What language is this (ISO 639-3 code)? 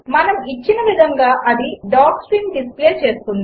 tel